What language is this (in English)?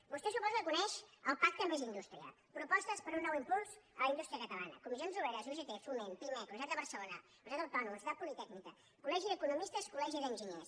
Catalan